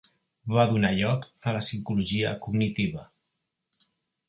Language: Catalan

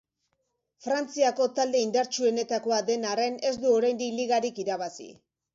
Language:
Basque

